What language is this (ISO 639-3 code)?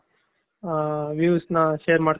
kan